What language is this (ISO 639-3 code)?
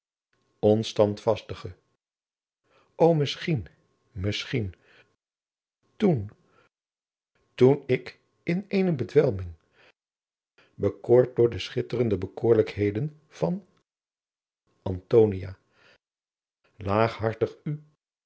nld